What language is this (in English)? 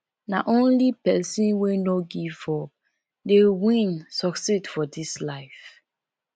Nigerian Pidgin